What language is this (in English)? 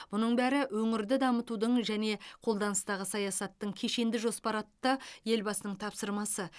Kazakh